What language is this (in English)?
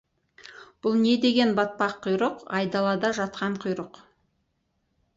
Kazakh